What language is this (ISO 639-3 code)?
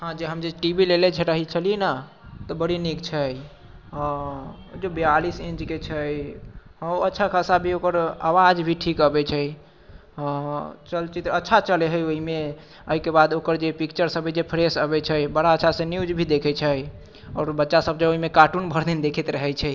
mai